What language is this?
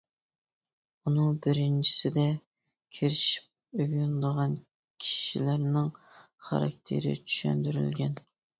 Uyghur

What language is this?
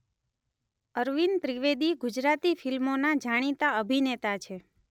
Gujarati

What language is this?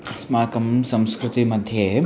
Sanskrit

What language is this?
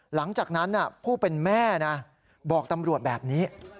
Thai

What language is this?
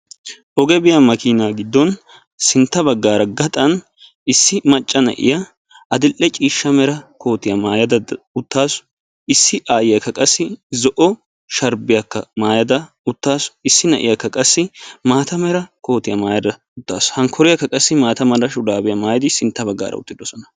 Wolaytta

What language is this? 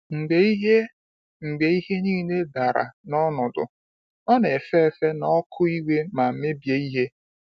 Igbo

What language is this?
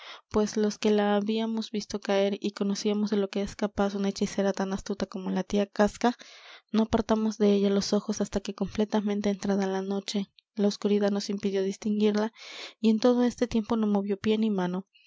Spanish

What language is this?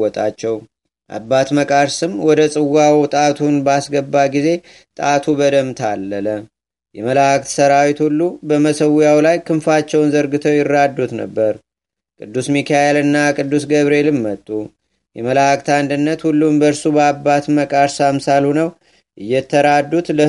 Amharic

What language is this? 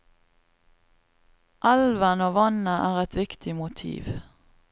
Norwegian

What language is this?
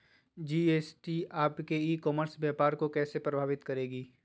Magahi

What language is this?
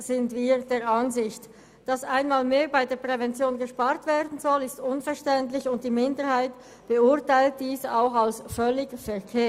Swiss German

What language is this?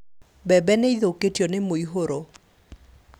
Kikuyu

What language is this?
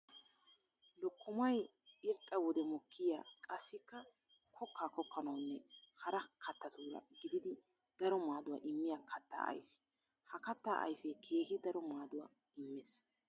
Wolaytta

